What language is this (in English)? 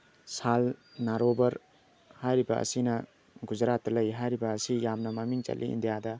Manipuri